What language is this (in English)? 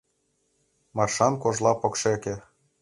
Mari